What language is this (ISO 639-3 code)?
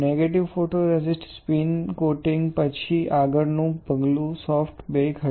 guj